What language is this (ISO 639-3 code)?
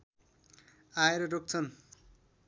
nep